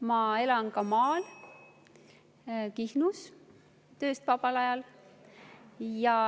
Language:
Estonian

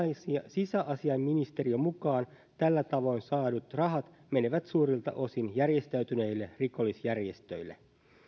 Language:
Finnish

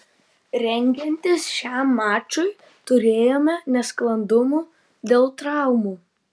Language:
Lithuanian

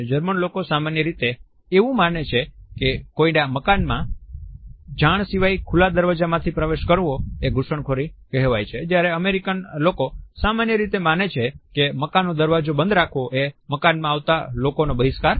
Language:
Gujarati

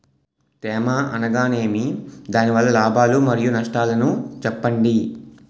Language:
Telugu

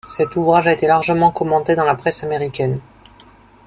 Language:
French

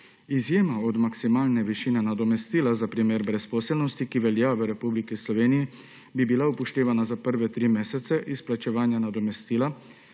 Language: Slovenian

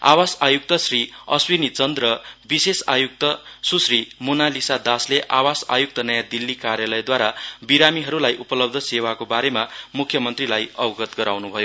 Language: Nepali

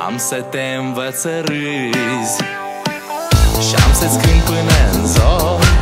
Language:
Romanian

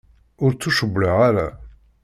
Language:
Kabyle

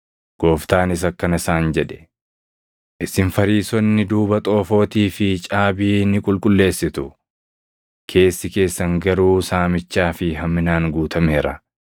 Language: Oromo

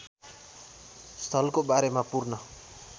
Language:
Nepali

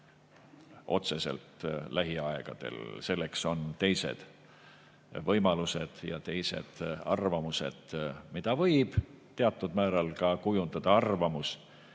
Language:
Estonian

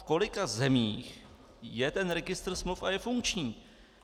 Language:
Czech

